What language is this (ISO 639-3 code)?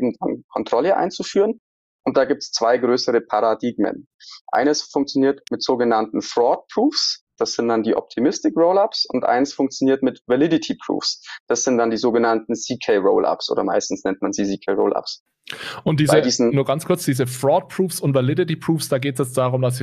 deu